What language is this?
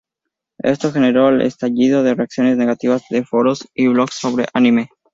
Spanish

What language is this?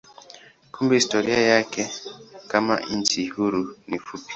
Swahili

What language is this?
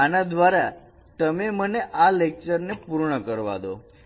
Gujarati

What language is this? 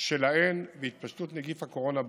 Hebrew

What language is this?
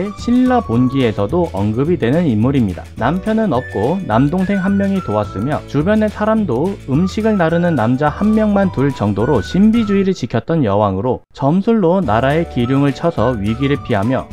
Korean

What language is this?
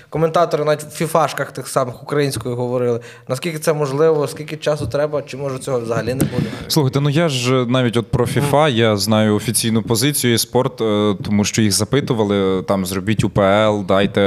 Ukrainian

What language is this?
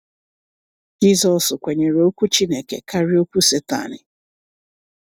Igbo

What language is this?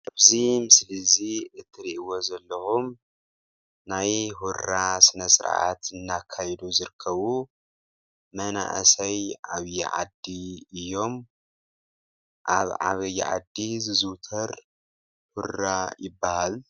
Tigrinya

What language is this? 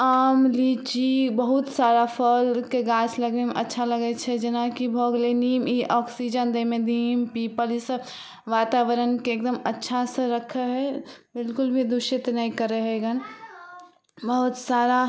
Maithili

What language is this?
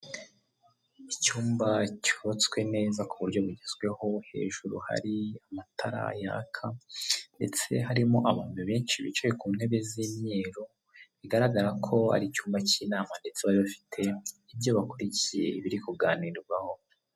Kinyarwanda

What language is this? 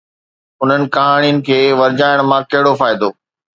Sindhi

